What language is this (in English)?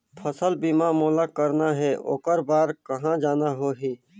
Chhattisgarhi